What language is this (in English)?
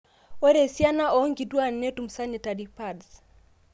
Masai